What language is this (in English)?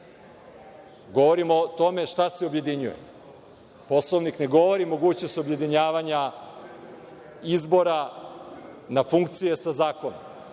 Serbian